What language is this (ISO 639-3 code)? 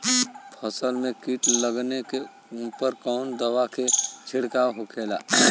bho